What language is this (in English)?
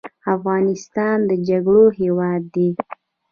Pashto